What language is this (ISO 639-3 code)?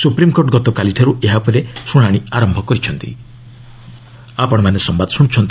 ori